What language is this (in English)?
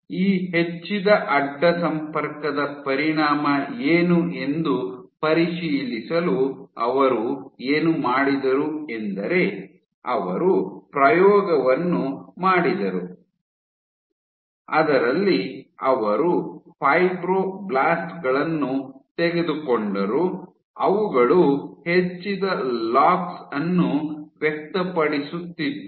Kannada